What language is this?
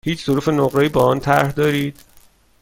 Persian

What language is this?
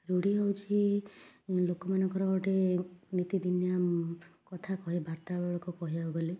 Odia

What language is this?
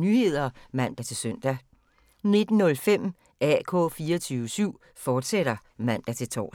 Danish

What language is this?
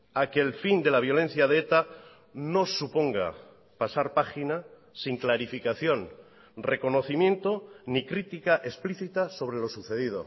Spanish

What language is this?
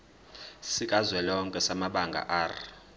Zulu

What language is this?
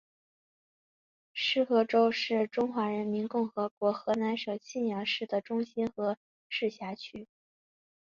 Chinese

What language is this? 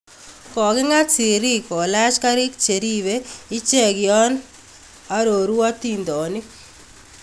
Kalenjin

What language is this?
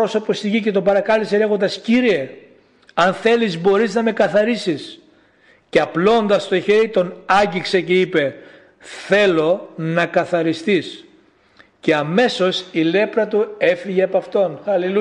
Greek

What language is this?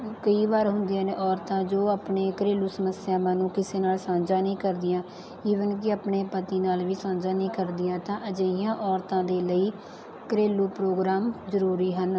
Punjabi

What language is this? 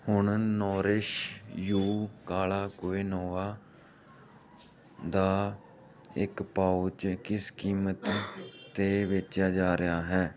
Punjabi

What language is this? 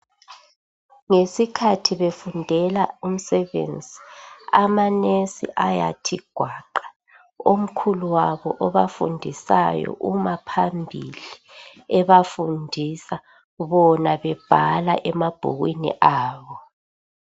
North Ndebele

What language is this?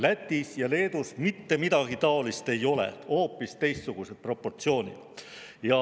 Estonian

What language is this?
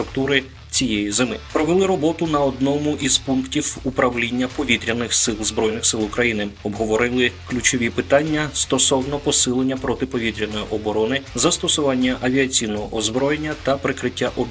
Ukrainian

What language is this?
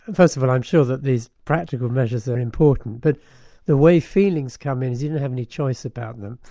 English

